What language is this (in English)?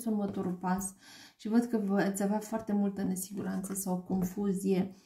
Romanian